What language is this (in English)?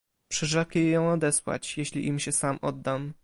Polish